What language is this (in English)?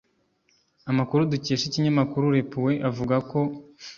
Kinyarwanda